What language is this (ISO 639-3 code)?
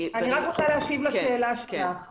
heb